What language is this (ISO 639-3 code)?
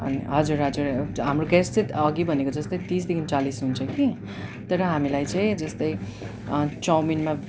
nep